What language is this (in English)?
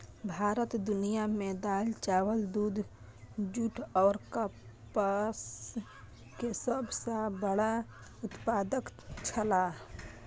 Maithili